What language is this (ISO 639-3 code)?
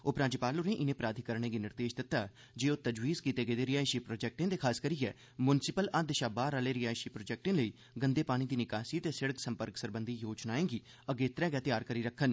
doi